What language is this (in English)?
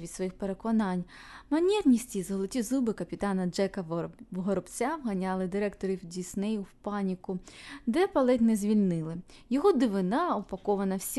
Ukrainian